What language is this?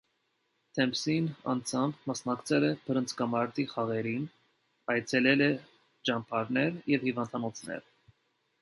Armenian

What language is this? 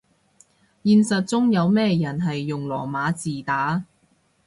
Cantonese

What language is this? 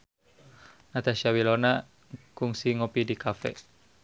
Sundanese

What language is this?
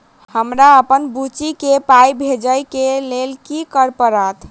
Maithili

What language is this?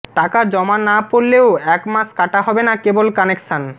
Bangla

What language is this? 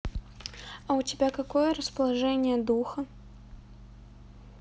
Russian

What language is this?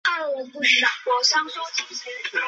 Chinese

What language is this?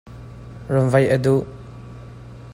Hakha Chin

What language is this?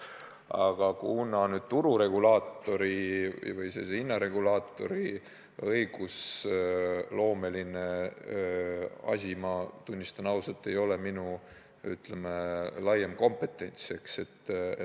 Estonian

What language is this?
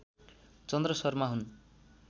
Nepali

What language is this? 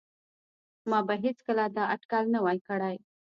Pashto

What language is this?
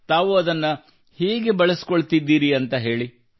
Kannada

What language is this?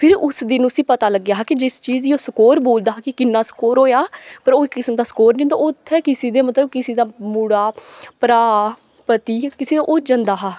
Dogri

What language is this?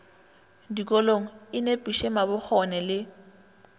Northern Sotho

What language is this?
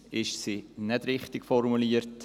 Swiss German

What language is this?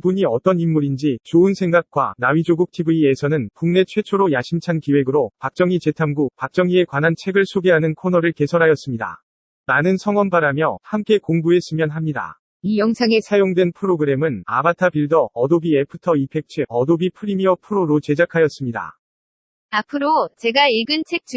Korean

